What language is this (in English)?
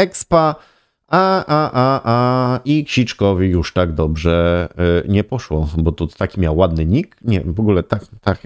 Polish